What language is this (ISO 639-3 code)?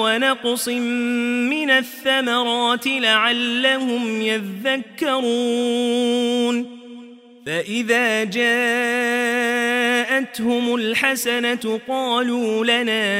ara